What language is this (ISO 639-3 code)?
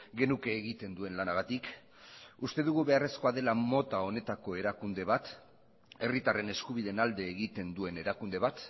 eus